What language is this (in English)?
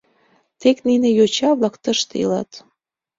Mari